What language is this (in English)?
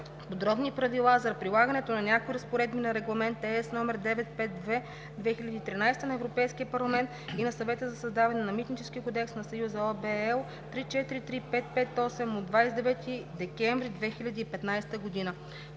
Bulgarian